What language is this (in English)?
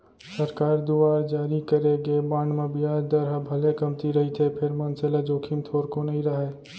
Chhattisgarhi